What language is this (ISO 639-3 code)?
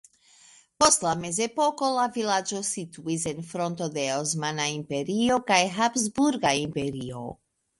epo